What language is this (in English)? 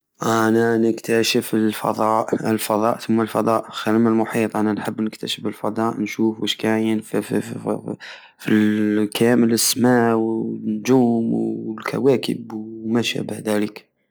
Algerian Saharan Arabic